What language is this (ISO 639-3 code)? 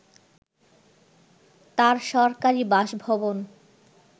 ben